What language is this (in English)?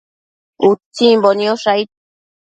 Matsés